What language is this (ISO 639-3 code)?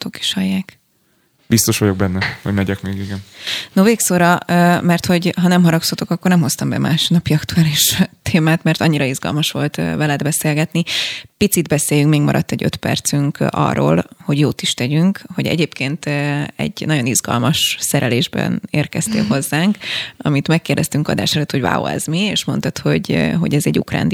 hun